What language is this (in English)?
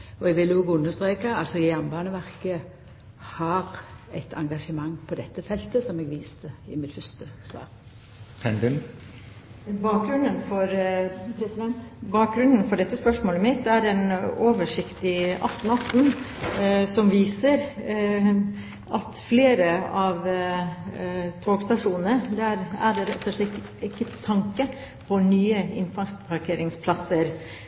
Norwegian